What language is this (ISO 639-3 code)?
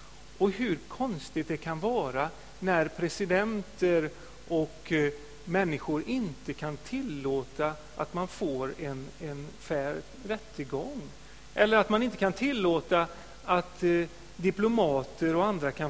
swe